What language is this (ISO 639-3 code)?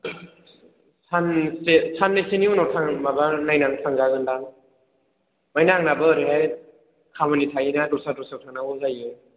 brx